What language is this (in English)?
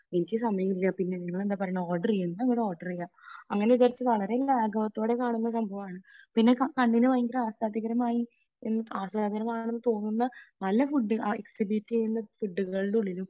Malayalam